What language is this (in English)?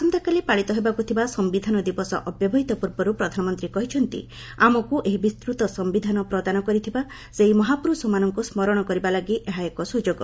Odia